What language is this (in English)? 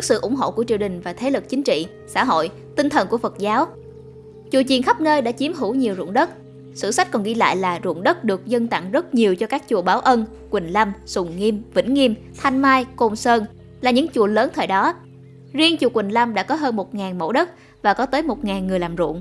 Vietnamese